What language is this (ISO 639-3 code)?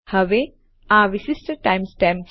guj